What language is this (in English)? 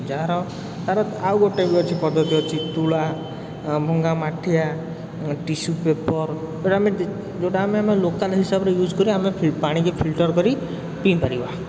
Odia